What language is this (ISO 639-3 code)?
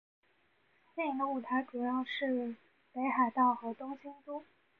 zho